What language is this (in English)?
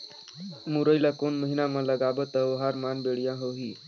Chhattisgarhi